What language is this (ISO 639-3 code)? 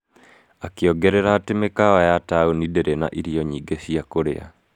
kik